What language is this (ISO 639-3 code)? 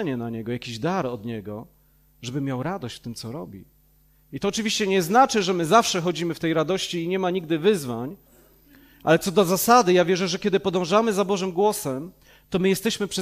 pol